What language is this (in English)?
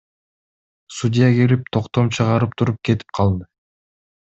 Kyrgyz